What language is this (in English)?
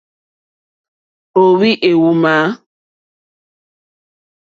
Mokpwe